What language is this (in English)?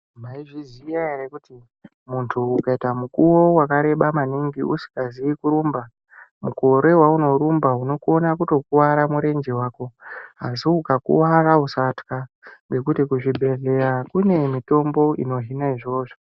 Ndau